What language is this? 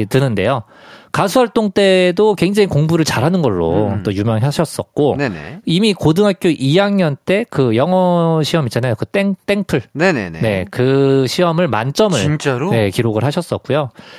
Korean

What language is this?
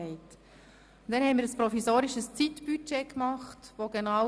Swiss German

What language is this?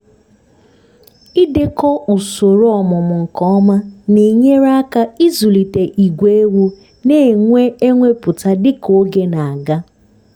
Igbo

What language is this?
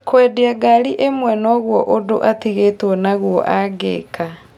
Kikuyu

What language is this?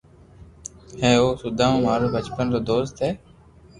Loarki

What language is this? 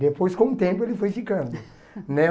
Portuguese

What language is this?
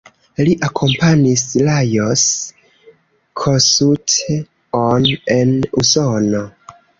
Esperanto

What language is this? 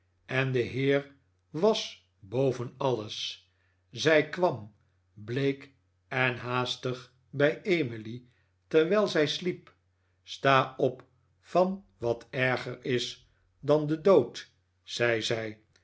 Dutch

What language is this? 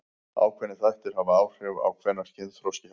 Icelandic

